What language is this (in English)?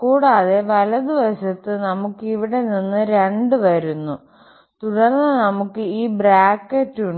Malayalam